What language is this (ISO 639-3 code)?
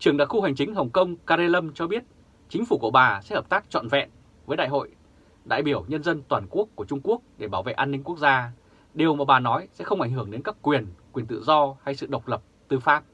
vie